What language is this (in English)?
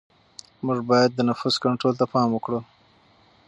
Pashto